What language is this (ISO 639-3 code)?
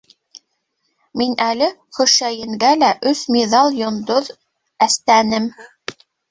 bak